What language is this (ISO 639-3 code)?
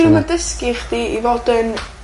cym